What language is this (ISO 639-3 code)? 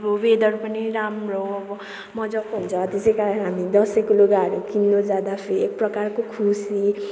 nep